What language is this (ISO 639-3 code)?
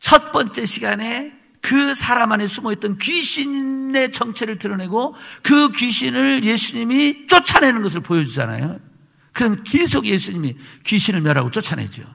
kor